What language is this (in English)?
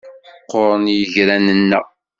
Kabyle